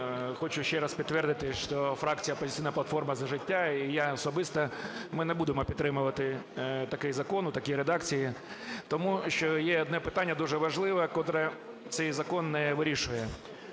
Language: Ukrainian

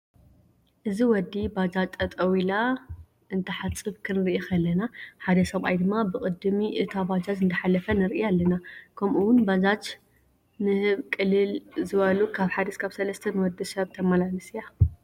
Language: Tigrinya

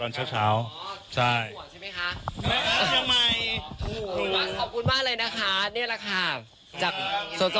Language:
Thai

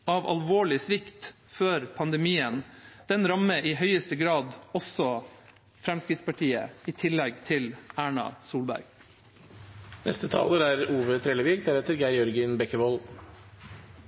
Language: Norwegian Bokmål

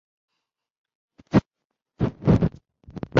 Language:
Chinese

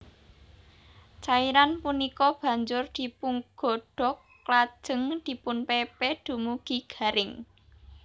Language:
Javanese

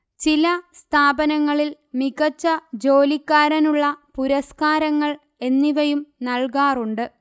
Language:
Malayalam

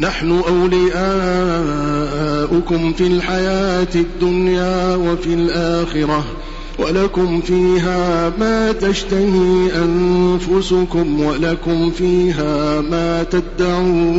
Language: Arabic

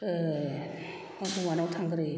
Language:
Bodo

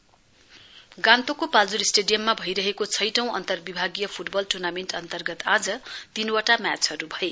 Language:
Nepali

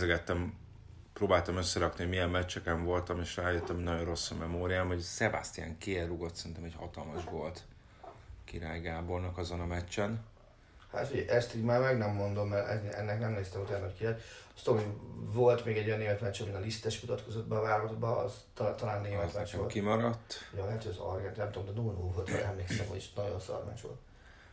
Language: Hungarian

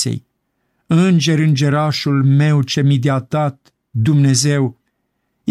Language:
Romanian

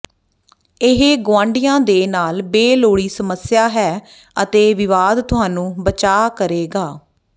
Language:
Punjabi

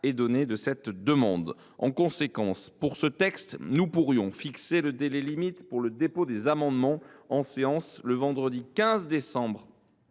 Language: French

